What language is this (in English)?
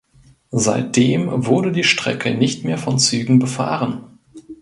German